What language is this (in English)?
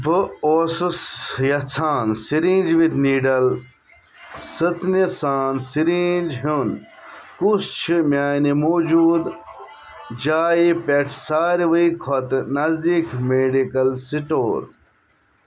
Kashmiri